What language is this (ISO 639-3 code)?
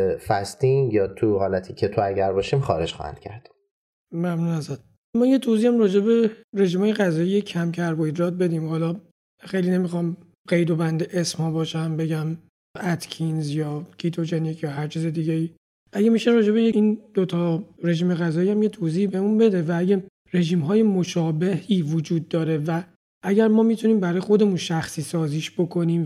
fas